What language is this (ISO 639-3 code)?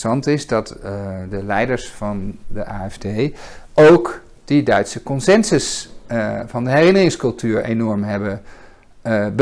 nld